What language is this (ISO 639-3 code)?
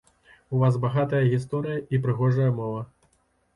bel